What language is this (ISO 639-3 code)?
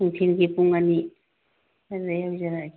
mni